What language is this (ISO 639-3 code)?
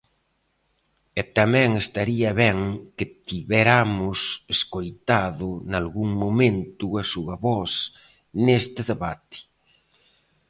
glg